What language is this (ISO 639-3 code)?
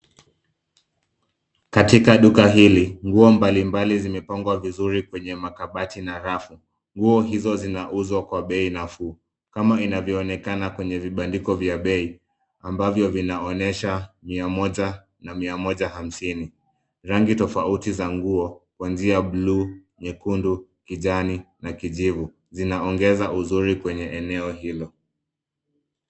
swa